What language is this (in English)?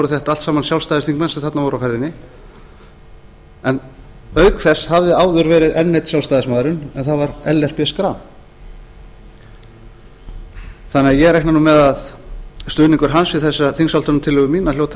Icelandic